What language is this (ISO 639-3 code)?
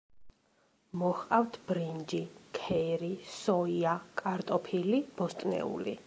kat